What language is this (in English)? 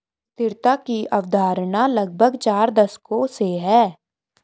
Hindi